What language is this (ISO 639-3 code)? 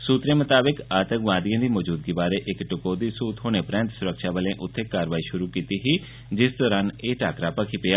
doi